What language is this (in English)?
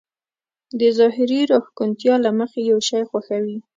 Pashto